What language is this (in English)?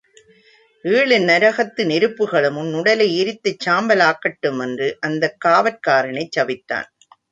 Tamil